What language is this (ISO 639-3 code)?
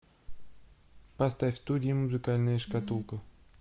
rus